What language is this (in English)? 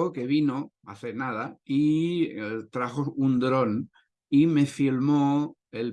Spanish